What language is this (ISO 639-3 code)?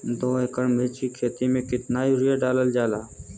bho